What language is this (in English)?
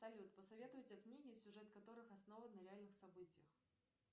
Russian